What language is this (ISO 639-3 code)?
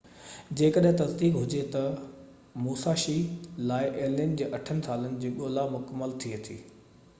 snd